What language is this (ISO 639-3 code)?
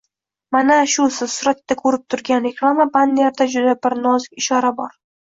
uzb